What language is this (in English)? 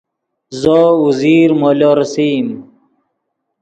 Yidgha